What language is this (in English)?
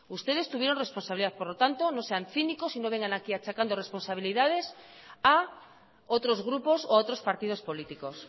Spanish